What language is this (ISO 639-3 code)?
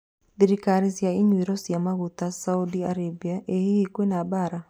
kik